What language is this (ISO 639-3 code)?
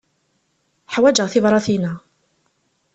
kab